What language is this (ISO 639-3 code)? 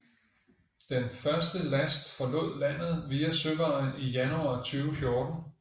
dan